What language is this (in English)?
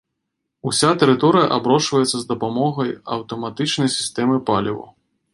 Belarusian